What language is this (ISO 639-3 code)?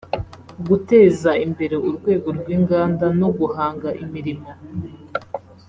kin